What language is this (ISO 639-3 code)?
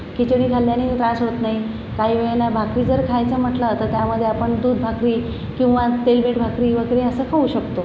mar